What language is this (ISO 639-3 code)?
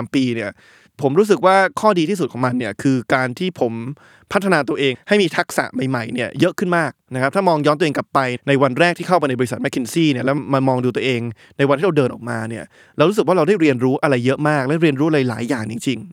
tha